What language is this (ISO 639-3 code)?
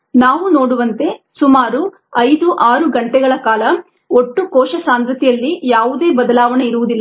kan